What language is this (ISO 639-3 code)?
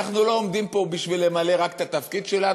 heb